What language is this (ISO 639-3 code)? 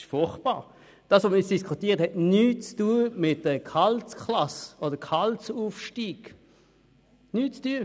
gsw